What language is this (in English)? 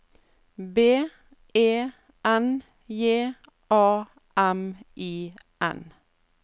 Norwegian